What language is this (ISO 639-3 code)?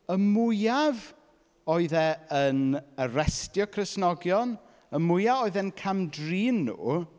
cym